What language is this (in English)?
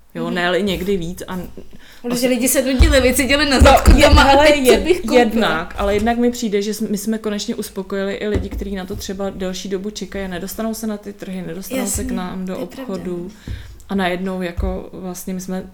Czech